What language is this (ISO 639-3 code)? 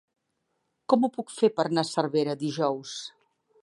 cat